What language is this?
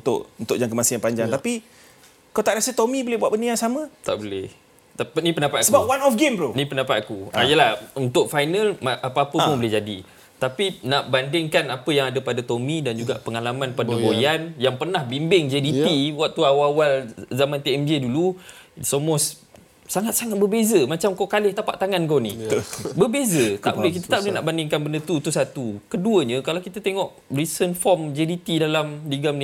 Malay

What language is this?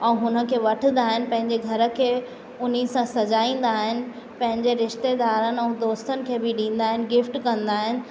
Sindhi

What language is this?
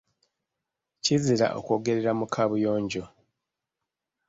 Ganda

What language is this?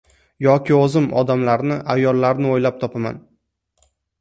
Uzbek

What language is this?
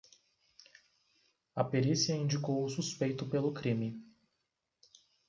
Portuguese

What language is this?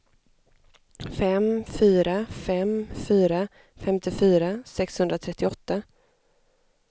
Swedish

